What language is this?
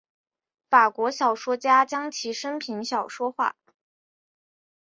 Chinese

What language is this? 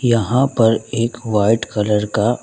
Hindi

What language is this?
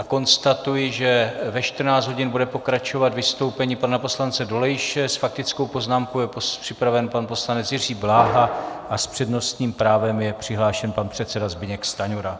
Czech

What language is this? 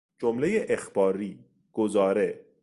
Persian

